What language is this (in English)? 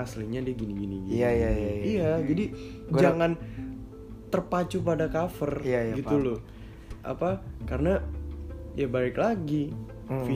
Indonesian